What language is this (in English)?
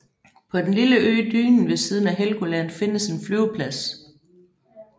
Danish